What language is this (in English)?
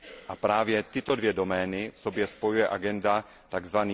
Czech